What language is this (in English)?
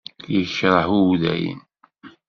Kabyle